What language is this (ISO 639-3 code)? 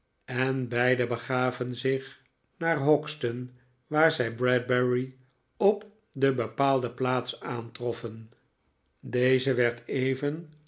nld